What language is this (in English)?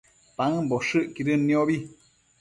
Matsés